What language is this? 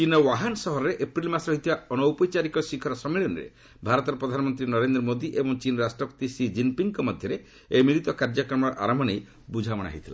Odia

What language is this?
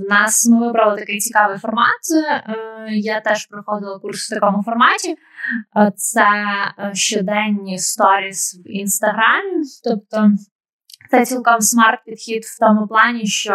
Ukrainian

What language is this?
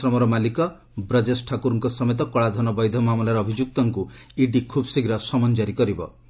Odia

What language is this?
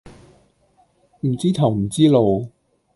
Cantonese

